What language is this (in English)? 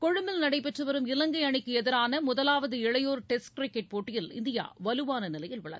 Tamil